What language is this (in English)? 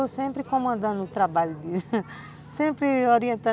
Portuguese